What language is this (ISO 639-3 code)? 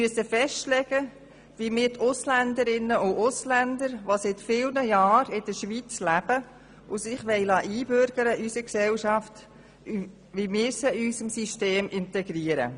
gsw